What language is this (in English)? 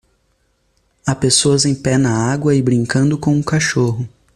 Portuguese